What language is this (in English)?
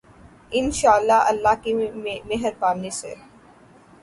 Urdu